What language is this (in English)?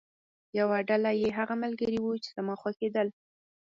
Pashto